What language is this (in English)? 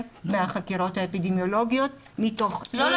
Hebrew